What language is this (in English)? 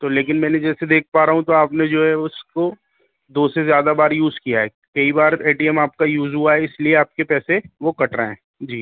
Urdu